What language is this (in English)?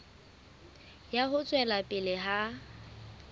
Southern Sotho